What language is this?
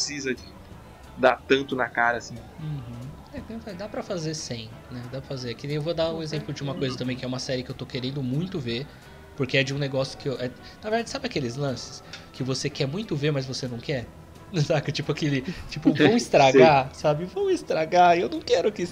Portuguese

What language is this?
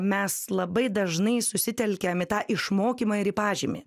Lithuanian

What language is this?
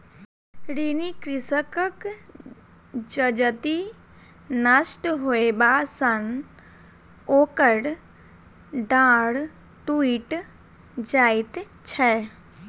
Maithili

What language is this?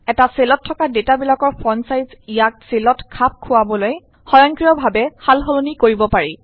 Assamese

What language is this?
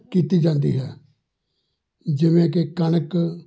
Punjabi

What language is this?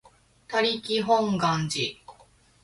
Japanese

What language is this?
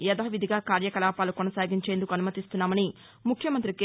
Telugu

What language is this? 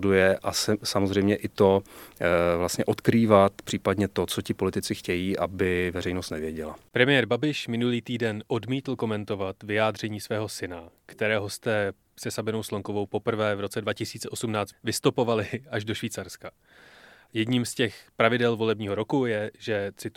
Czech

